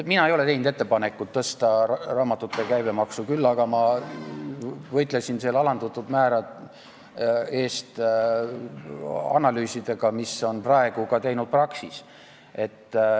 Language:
Estonian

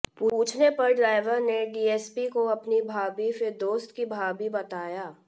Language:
Hindi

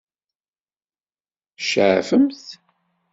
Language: Kabyle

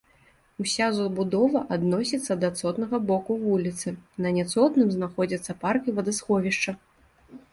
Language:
Belarusian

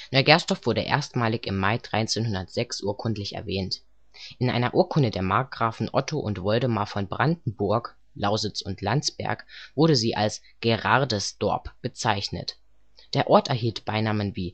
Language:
German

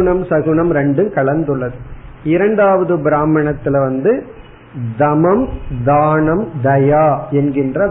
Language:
Tamil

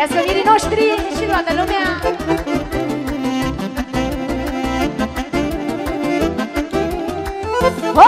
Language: Romanian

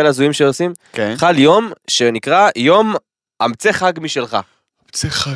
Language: Hebrew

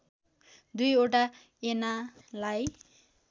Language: Nepali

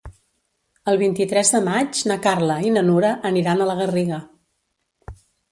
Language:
Catalan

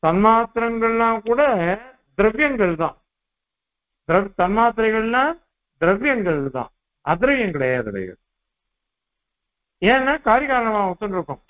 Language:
Tamil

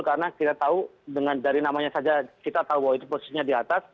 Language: Indonesian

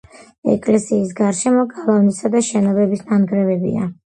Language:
Georgian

